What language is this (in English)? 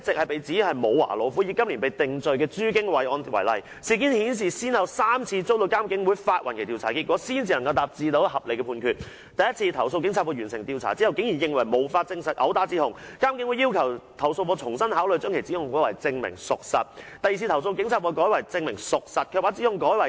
Cantonese